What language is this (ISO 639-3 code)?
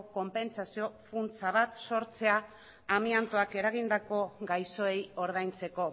eus